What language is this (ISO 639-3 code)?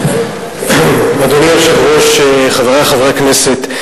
heb